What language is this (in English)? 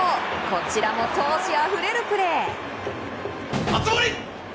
Japanese